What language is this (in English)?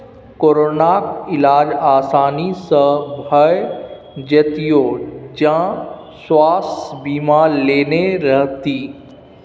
Maithili